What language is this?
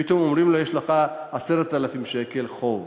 Hebrew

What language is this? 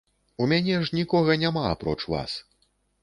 Belarusian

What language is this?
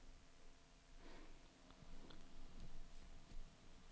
Swedish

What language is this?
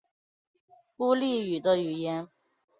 Chinese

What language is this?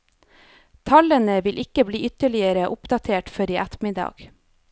Norwegian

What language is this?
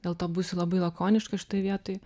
Lithuanian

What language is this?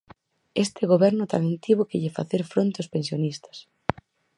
Galician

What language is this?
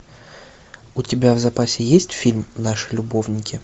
Russian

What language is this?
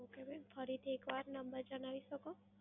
Gujarati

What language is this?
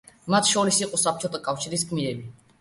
Georgian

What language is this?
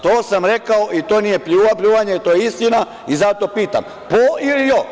Serbian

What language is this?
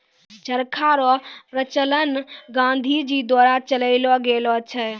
Maithili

